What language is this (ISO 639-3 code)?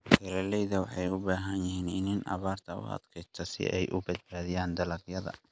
som